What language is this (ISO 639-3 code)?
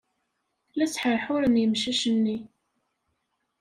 kab